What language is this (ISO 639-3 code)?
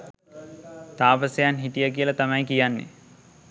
sin